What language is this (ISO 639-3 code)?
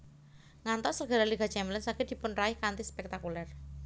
jav